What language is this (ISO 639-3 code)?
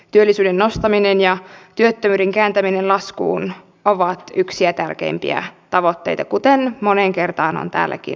fin